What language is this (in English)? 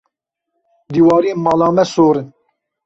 Kurdish